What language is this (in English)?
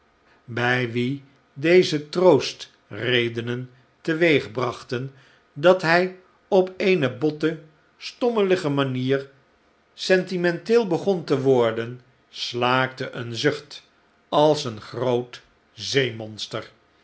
Dutch